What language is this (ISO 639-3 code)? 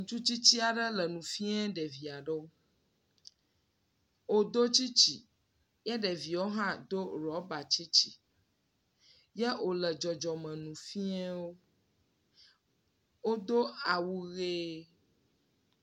ewe